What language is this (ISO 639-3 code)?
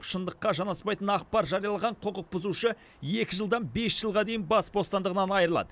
kaz